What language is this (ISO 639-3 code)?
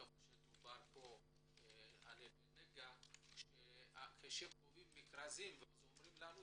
heb